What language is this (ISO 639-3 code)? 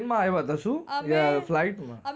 guj